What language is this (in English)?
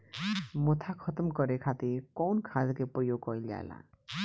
Bhojpuri